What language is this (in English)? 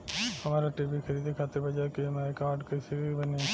Bhojpuri